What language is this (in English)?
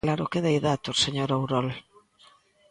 Galician